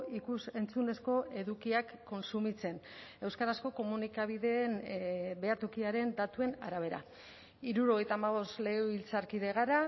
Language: Basque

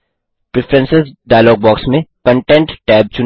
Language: Hindi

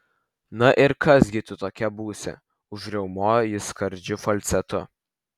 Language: Lithuanian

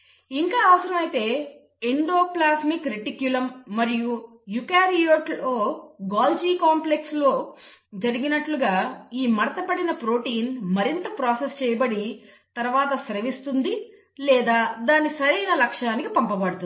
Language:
Telugu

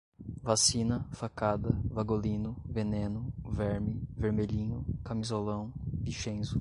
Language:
Portuguese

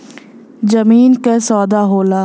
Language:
Bhojpuri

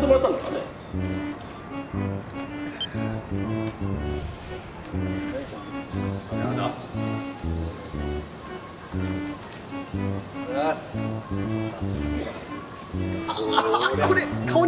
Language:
Japanese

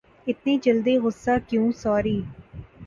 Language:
Urdu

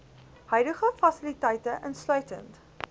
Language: Afrikaans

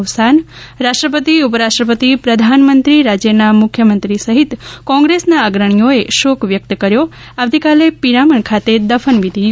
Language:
Gujarati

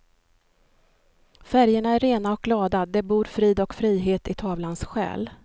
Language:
Swedish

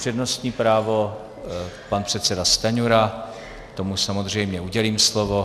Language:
Czech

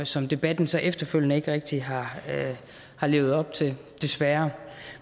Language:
Danish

